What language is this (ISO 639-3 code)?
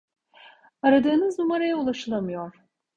tur